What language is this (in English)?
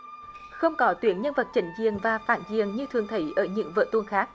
Vietnamese